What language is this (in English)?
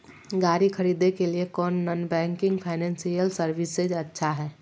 Magahi